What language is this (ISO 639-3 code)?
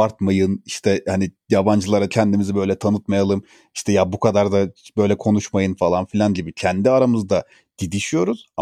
tur